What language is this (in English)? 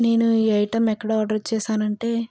Telugu